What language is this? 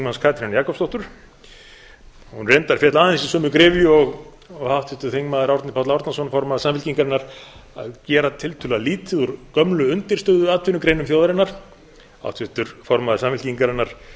Icelandic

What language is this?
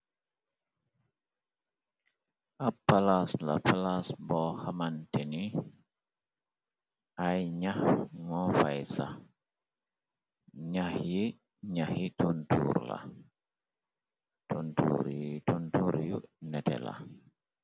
Wolof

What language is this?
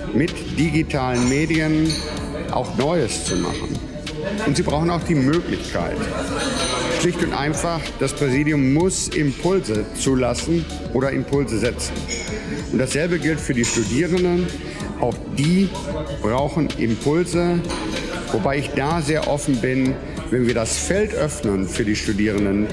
German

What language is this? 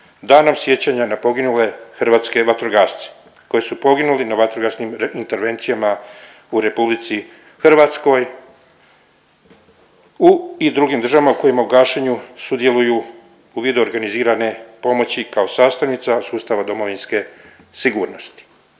Croatian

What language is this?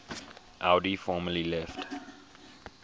English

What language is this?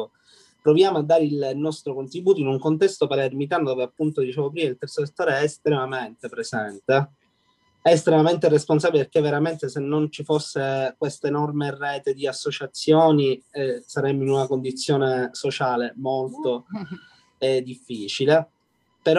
Italian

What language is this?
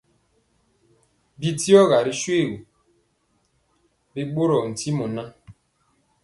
Mpiemo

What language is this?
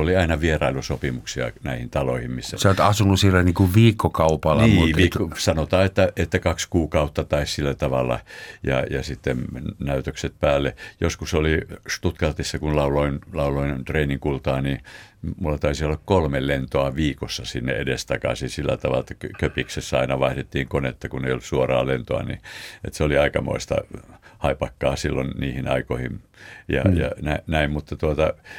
Finnish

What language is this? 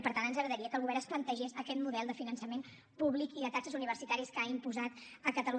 Catalan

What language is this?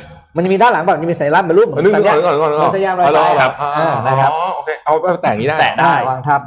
Thai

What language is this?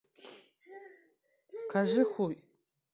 Russian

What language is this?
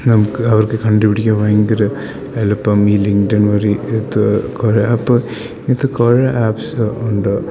Malayalam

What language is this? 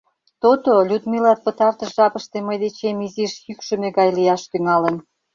Mari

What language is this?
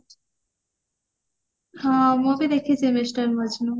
Odia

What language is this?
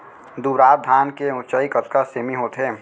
Chhattisgarhi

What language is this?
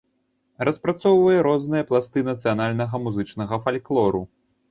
Belarusian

